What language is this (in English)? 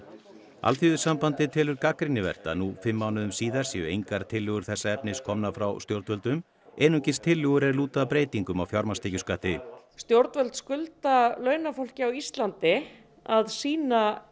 Icelandic